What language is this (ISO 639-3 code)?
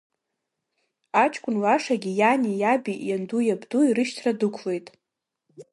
abk